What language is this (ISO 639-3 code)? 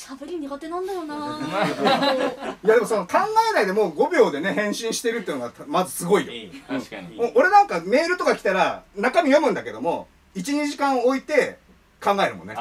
jpn